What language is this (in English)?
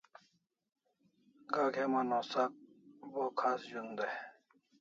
Kalasha